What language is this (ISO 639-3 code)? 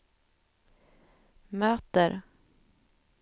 swe